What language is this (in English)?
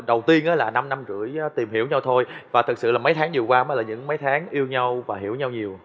Vietnamese